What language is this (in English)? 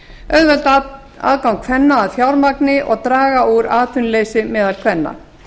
Icelandic